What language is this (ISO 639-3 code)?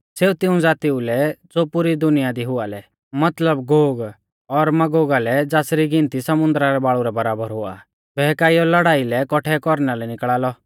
bfz